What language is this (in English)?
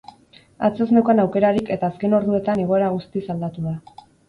Basque